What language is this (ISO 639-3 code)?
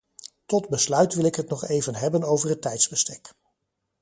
nld